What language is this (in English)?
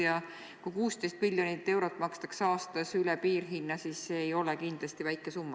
Estonian